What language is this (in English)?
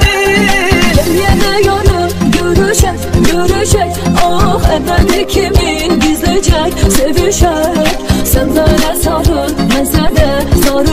Turkish